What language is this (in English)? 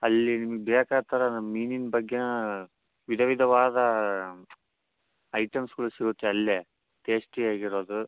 Kannada